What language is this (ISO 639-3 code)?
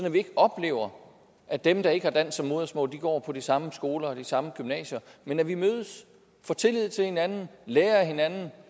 dan